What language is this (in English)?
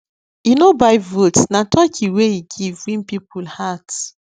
Nigerian Pidgin